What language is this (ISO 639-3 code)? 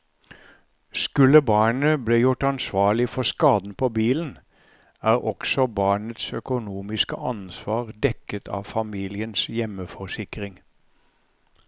nor